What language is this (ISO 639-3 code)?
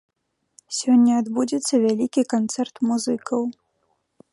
bel